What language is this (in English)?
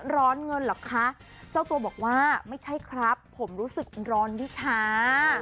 Thai